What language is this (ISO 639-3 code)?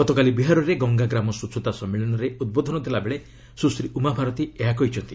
ori